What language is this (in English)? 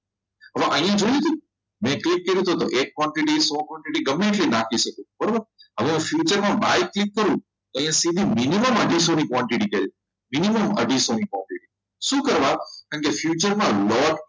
Gujarati